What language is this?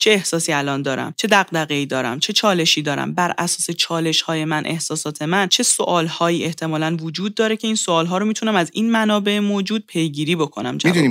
Persian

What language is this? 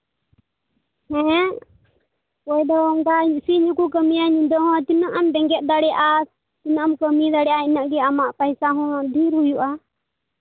Santali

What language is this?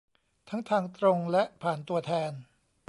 Thai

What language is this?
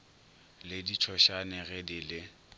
Northern Sotho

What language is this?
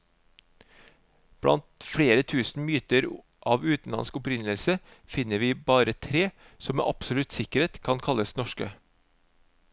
Norwegian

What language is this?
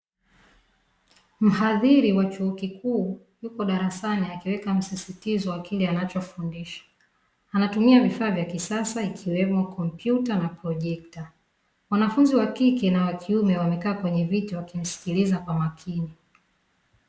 Swahili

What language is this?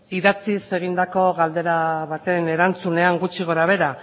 Basque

